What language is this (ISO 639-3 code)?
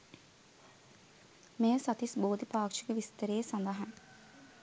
sin